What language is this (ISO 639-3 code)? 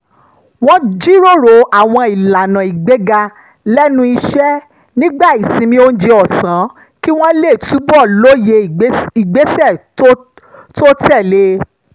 yor